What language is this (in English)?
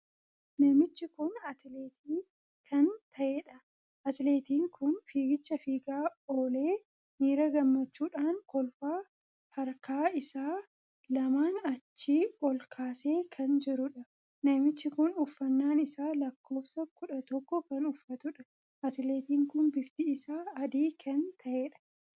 Oromo